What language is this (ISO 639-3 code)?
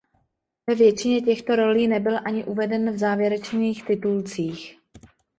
ces